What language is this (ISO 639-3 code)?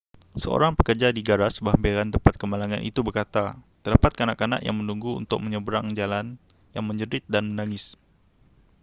msa